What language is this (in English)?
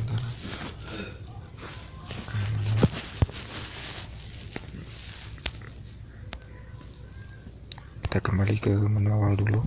Indonesian